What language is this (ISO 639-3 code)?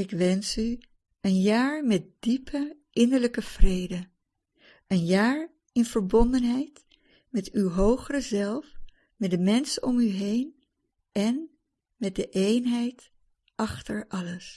nld